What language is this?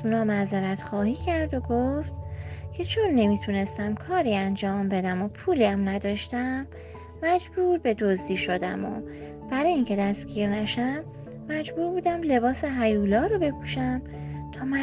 Persian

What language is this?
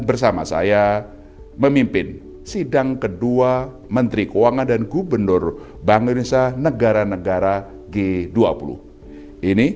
Indonesian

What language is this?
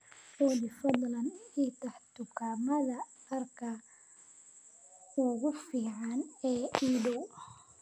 Somali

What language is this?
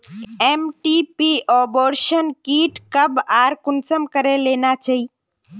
Magahi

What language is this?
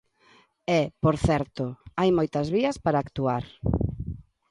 Galician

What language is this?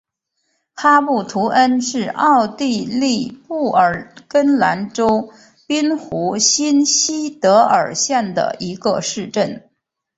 Chinese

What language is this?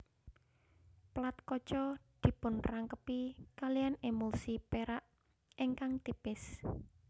Javanese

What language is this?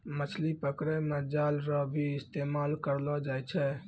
Maithili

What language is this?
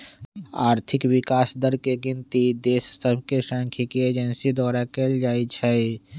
Magahi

